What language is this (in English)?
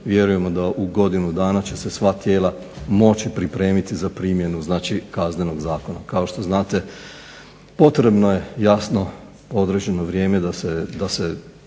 Croatian